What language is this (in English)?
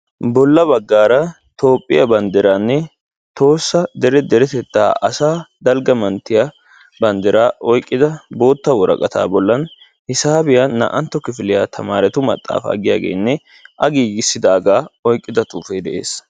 Wolaytta